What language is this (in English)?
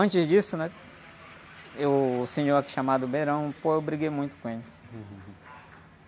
Portuguese